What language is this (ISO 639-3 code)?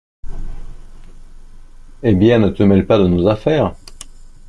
fra